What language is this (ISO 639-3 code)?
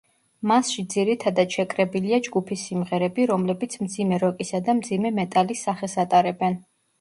kat